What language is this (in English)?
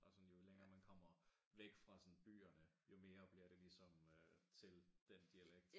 Danish